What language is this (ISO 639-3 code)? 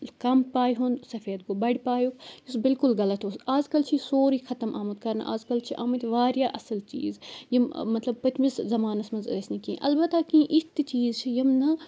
kas